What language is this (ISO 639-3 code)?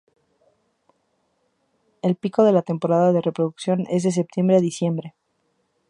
spa